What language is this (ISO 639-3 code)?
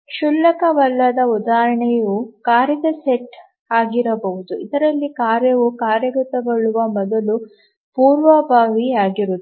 kan